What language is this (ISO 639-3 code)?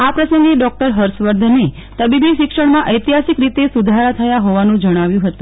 guj